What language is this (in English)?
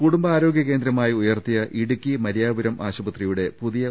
Malayalam